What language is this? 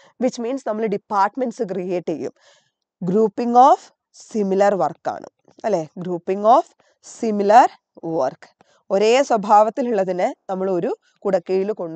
Malayalam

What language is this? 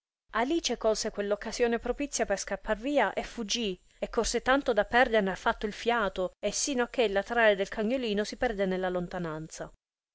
Italian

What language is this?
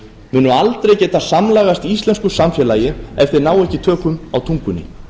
Icelandic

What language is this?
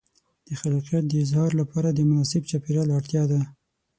Pashto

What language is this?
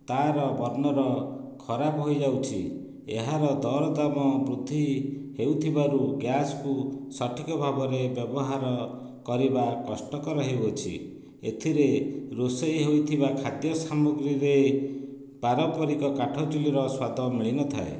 Odia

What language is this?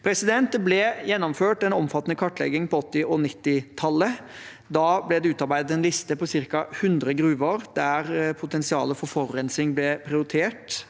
Norwegian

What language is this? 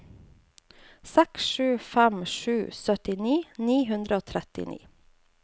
Norwegian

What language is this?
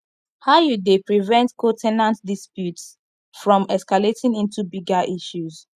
Nigerian Pidgin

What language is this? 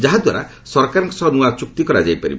Odia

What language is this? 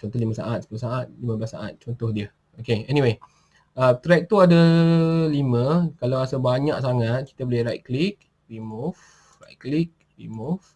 Malay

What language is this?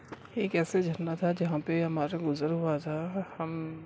Urdu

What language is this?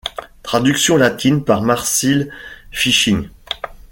French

